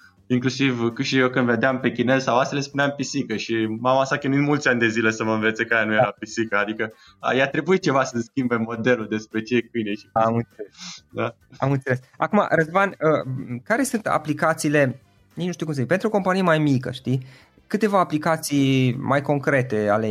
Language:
Romanian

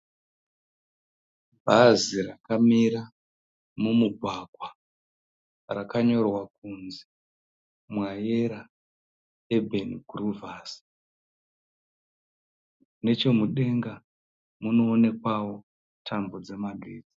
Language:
Shona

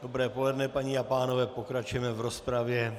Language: Czech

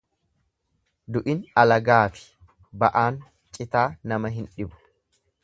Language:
Oromo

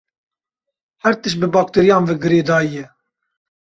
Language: Kurdish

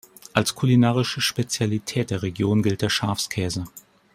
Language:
German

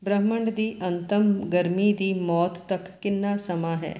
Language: Punjabi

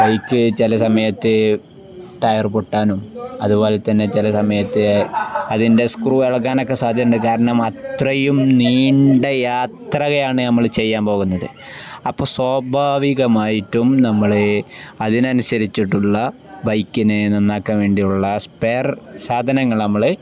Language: Malayalam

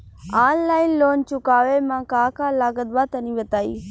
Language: Bhojpuri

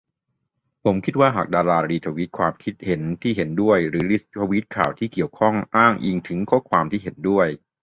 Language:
Thai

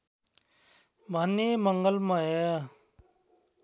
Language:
Nepali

